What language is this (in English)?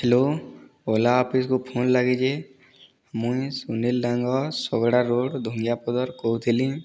Odia